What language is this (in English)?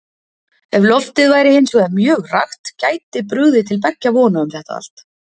Icelandic